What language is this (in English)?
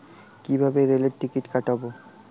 Bangla